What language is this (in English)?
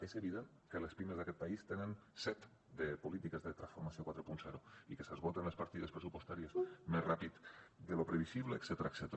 Catalan